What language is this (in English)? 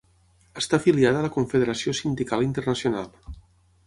Catalan